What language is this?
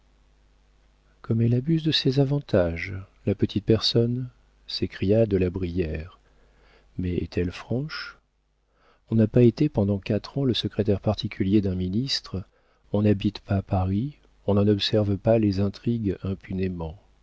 French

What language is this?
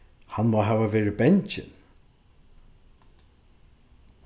Faroese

